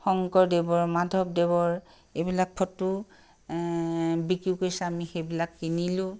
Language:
Assamese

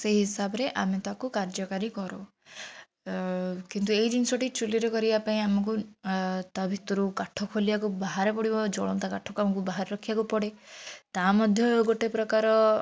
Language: Odia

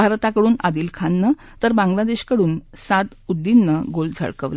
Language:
Marathi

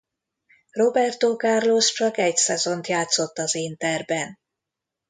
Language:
Hungarian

